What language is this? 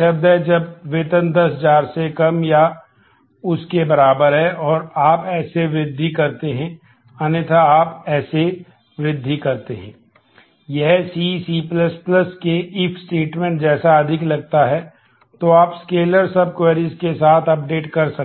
Hindi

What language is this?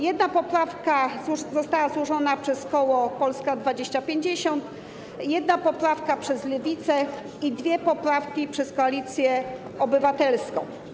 Polish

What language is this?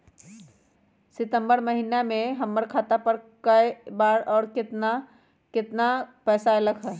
Magahi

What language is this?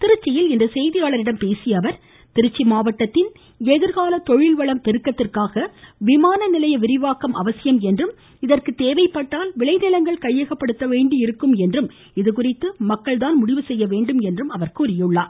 Tamil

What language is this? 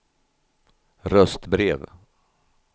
Swedish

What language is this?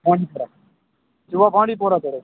Kashmiri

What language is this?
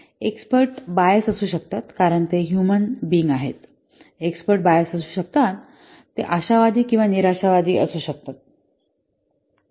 Marathi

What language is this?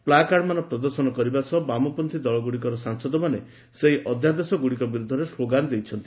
Odia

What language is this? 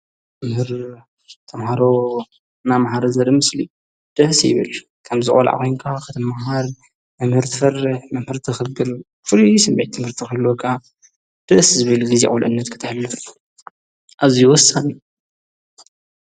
Tigrinya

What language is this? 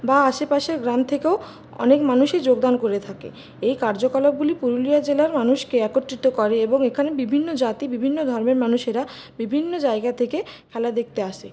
Bangla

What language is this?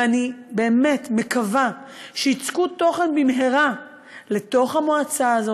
Hebrew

